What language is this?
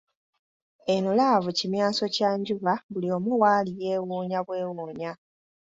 Ganda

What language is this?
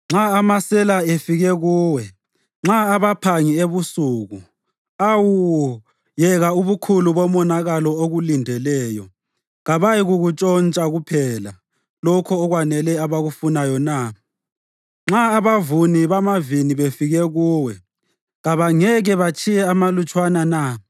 North Ndebele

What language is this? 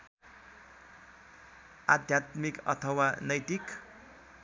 Nepali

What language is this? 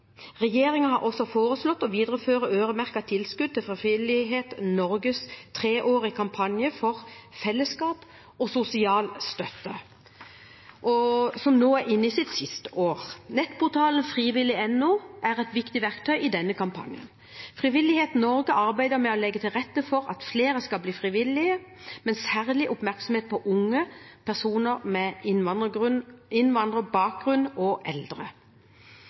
Norwegian Bokmål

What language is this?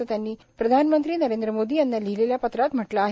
Marathi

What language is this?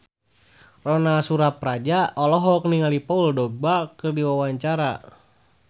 Sundanese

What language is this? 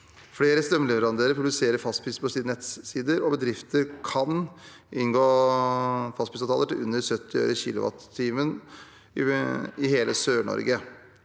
Norwegian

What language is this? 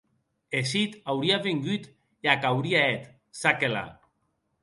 Occitan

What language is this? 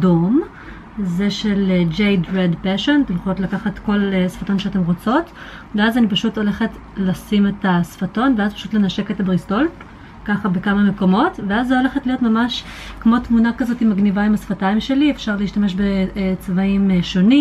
Hebrew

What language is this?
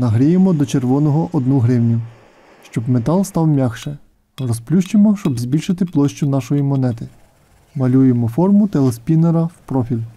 Ukrainian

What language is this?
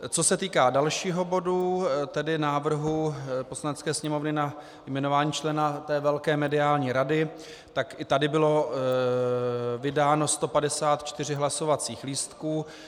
Czech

